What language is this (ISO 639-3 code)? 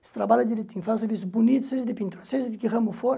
por